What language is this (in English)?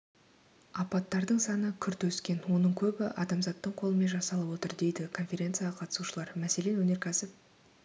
Kazakh